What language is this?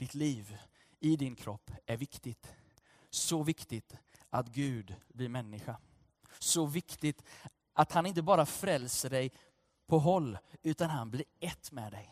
Swedish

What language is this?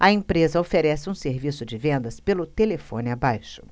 Portuguese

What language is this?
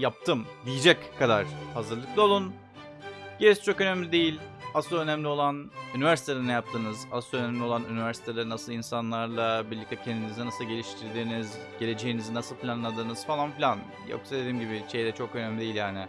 Turkish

